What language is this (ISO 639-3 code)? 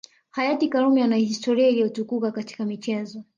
swa